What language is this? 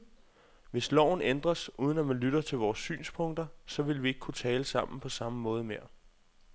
Danish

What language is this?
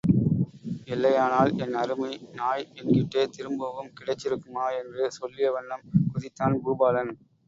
Tamil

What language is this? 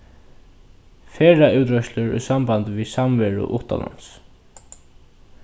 Faroese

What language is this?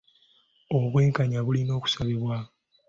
Ganda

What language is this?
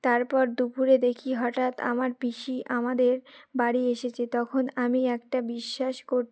Bangla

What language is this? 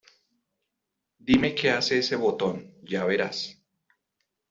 Spanish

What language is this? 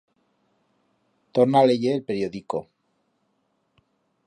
Aragonese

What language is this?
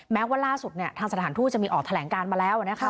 Thai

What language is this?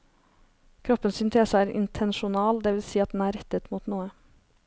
Norwegian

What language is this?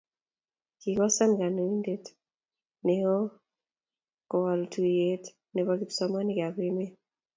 Kalenjin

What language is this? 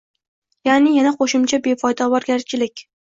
Uzbek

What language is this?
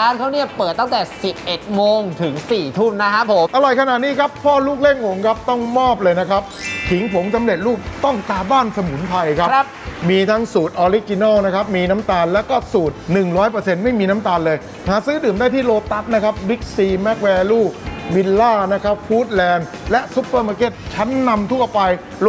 Thai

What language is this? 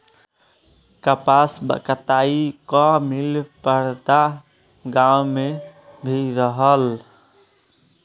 Bhojpuri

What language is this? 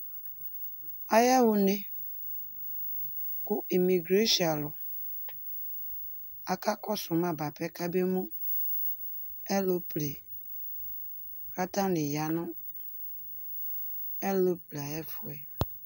Ikposo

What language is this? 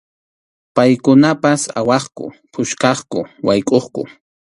Arequipa-La Unión Quechua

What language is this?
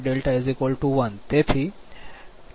Gujarati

